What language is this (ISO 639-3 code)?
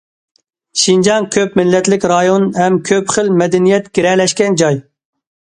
uig